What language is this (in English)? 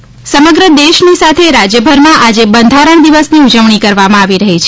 Gujarati